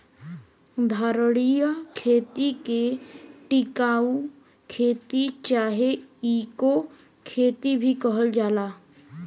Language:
Bhojpuri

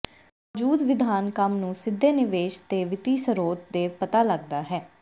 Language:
Punjabi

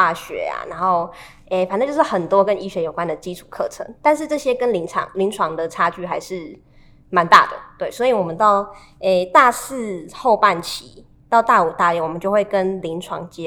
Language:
Chinese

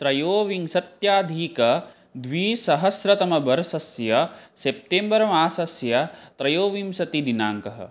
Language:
Sanskrit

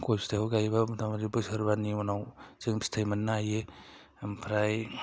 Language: Bodo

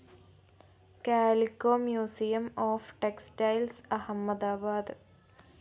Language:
Malayalam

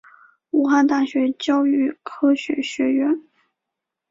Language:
Chinese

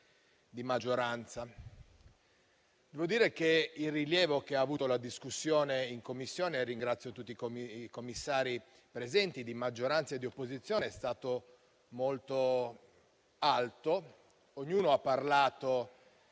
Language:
Italian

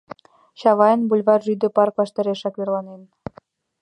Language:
Mari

